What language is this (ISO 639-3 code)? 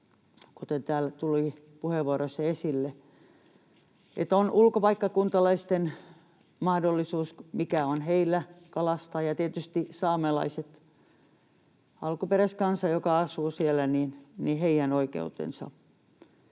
fin